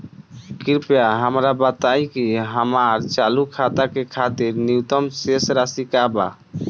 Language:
Bhojpuri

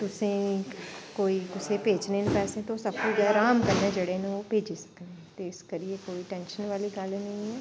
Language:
Dogri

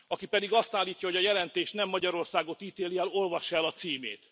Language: Hungarian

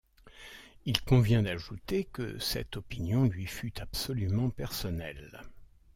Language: French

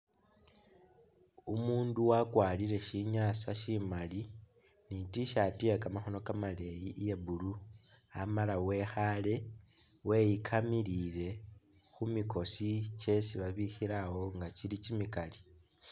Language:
Masaaba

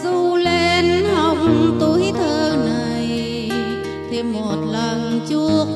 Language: Vietnamese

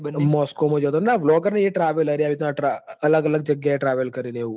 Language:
Gujarati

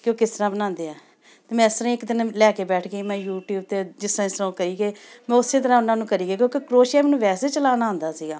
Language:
Punjabi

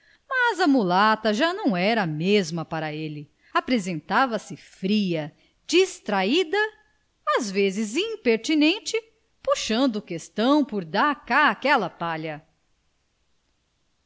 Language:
Portuguese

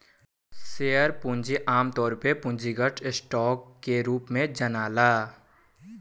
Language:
Bhojpuri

